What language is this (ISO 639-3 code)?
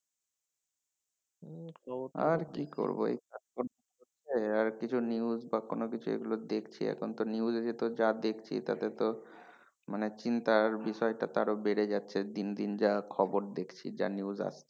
ben